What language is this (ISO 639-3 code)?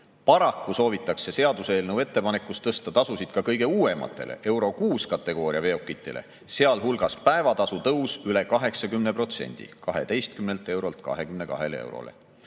est